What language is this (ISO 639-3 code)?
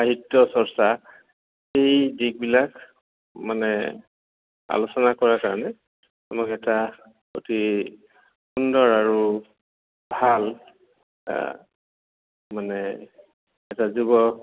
asm